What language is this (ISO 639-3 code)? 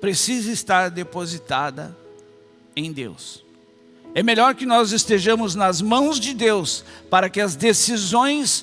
por